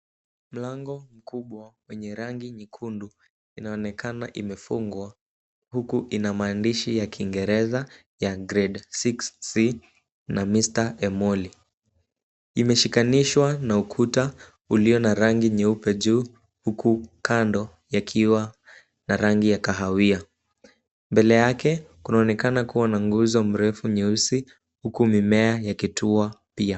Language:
Swahili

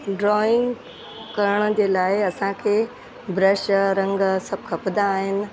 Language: Sindhi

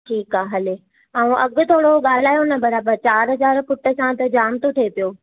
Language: Sindhi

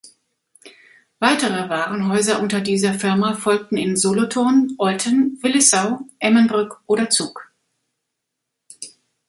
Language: German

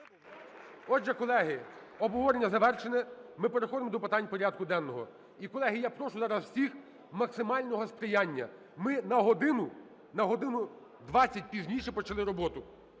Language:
Ukrainian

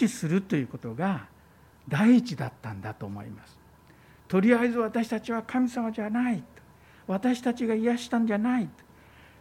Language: Japanese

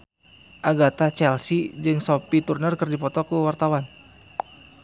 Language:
Sundanese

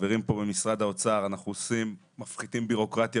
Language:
Hebrew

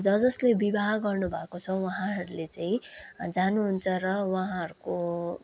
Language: Nepali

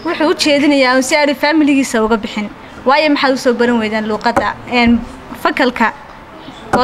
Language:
Arabic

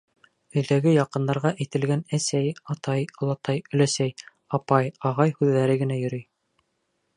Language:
Bashkir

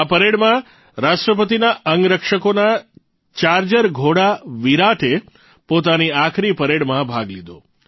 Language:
Gujarati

